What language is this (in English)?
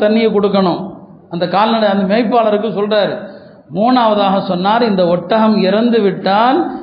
Tamil